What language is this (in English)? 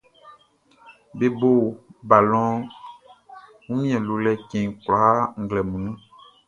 Baoulé